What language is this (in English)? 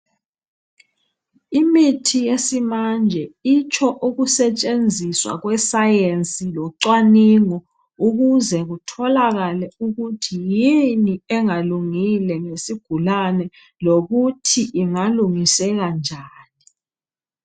North Ndebele